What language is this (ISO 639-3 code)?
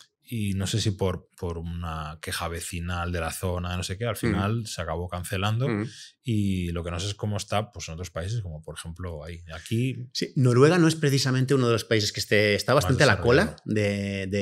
spa